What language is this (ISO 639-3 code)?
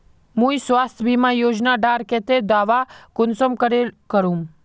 mag